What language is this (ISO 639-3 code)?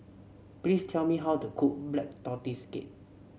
eng